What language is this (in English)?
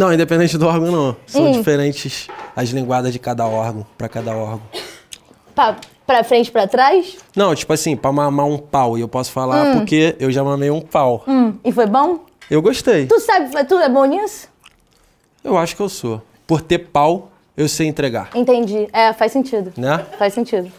Portuguese